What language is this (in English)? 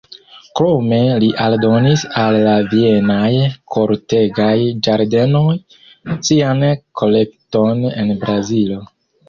Esperanto